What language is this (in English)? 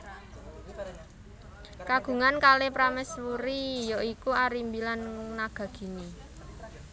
Javanese